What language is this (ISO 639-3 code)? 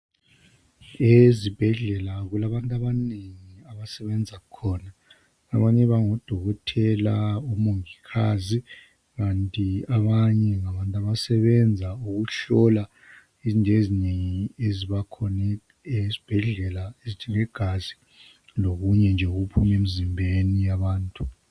nde